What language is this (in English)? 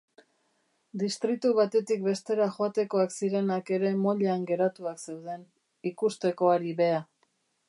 Basque